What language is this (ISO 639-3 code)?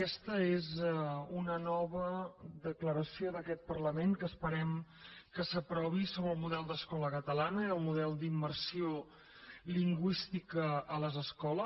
cat